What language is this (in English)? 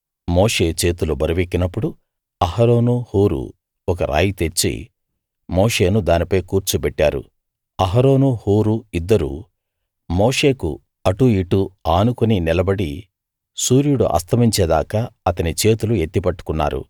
Telugu